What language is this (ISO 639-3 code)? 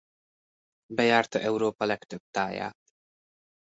hun